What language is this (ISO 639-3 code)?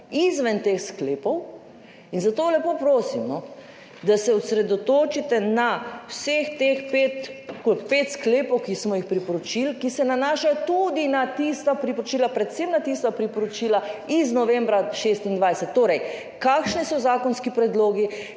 slv